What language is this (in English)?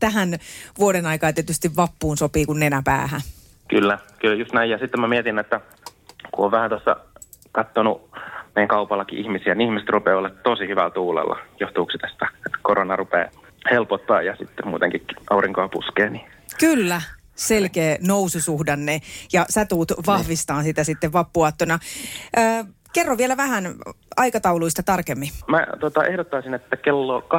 Finnish